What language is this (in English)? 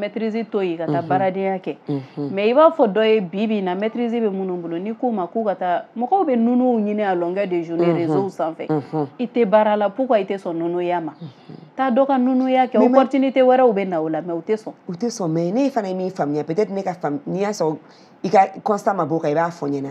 French